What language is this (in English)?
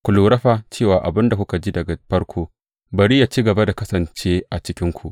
Hausa